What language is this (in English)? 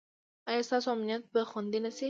Pashto